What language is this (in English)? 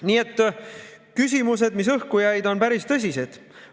Estonian